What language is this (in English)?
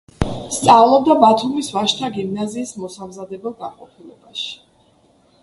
Georgian